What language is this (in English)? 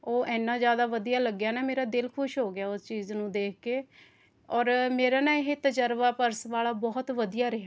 Punjabi